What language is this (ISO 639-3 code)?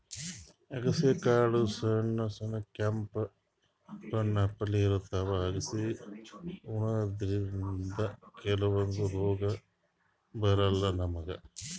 kan